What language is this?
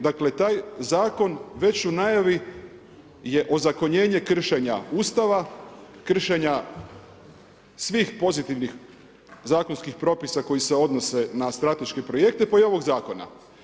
Croatian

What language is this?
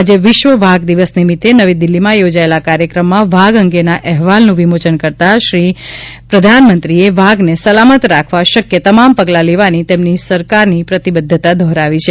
Gujarati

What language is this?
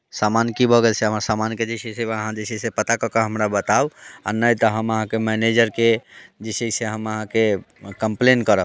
Maithili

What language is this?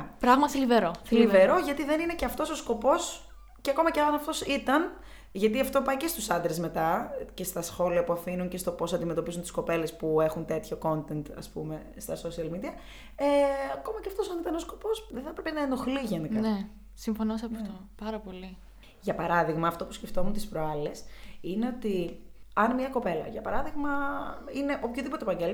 Greek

